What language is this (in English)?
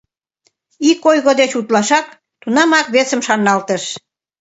Mari